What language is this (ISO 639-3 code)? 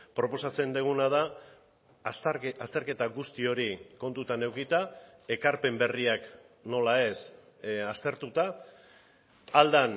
eus